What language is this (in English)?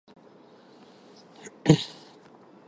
Armenian